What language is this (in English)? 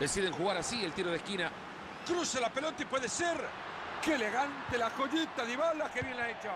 Spanish